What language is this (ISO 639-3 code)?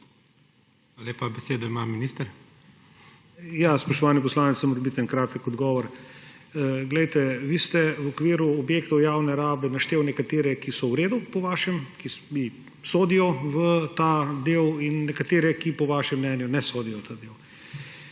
slv